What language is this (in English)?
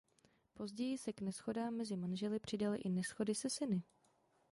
Czech